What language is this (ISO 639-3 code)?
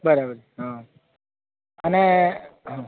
guj